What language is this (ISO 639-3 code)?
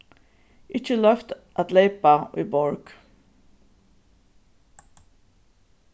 fao